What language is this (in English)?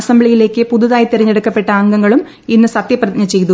Malayalam